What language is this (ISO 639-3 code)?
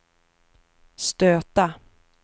swe